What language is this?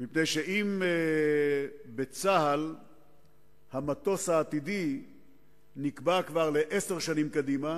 Hebrew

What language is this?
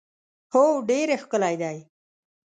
Pashto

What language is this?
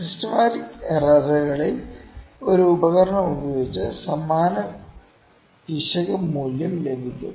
Malayalam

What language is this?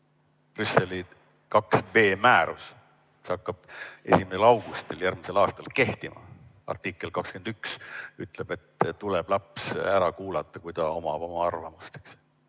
Estonian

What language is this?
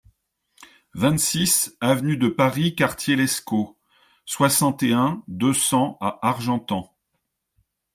French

